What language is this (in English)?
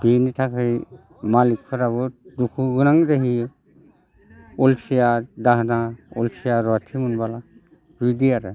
Bodo